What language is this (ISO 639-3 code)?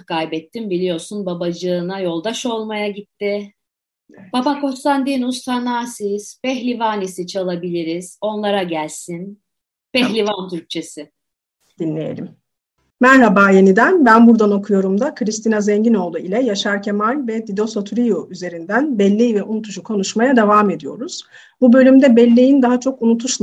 tur